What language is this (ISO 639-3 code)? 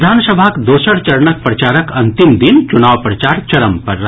mai